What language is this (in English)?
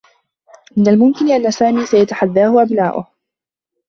Arabic